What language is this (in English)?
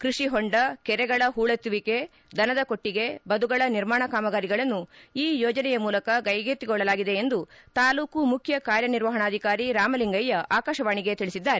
Kannada